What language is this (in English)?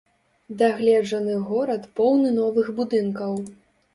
Belarusian